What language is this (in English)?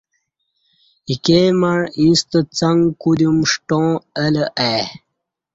Kati